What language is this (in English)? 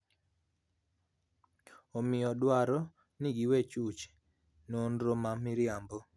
Luo (Kenya and Tanzania)